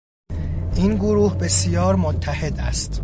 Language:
Persian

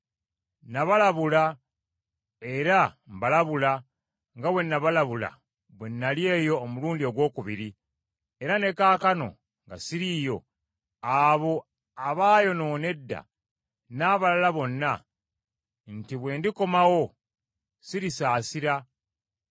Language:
Ganda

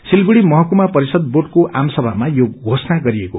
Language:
Nepali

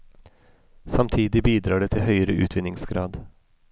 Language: Norwegian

